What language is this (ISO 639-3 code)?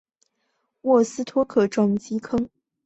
zho